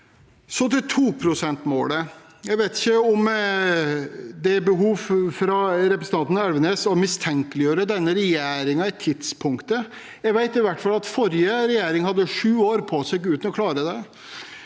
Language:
Norwegian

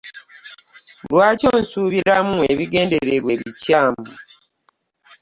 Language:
Ganda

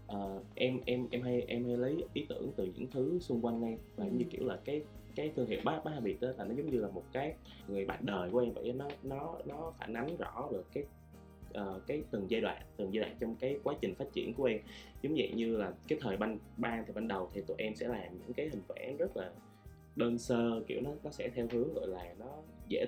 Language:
Vietnamese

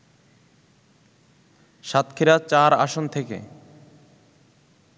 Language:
Bangla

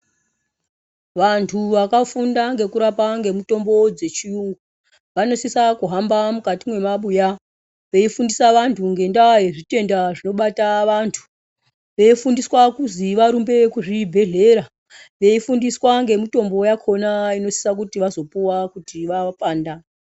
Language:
Ndau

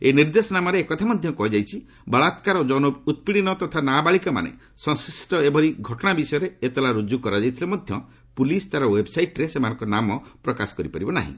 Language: Odia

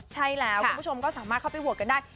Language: Thai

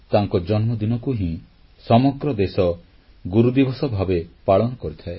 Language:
Odia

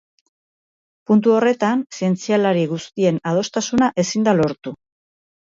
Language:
Basque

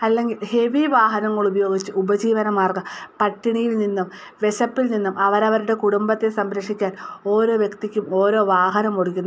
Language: Malayalam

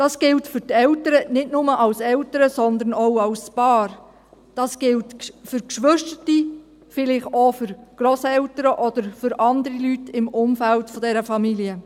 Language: Swiss German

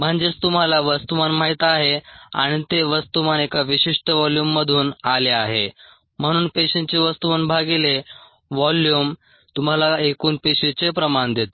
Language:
Marathi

